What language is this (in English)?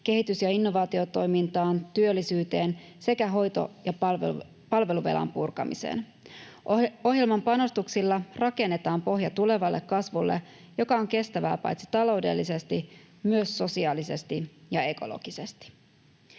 Finnish